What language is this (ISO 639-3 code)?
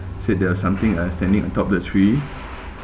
eng